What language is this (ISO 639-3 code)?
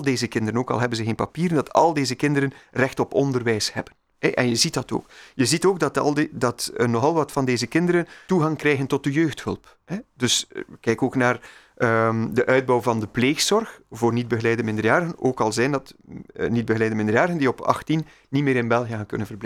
nld